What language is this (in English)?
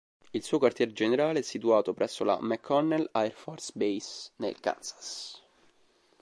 Italian